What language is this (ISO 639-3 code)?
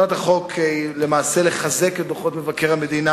heb